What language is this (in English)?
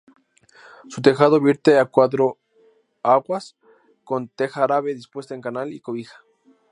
Spanish